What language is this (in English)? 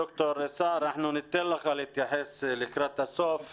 Hebrew